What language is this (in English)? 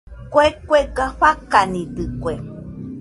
Nüpode Huitoto